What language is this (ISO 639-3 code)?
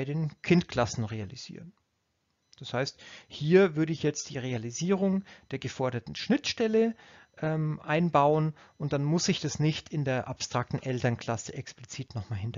deu